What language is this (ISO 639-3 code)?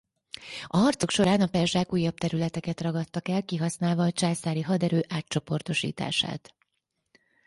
hun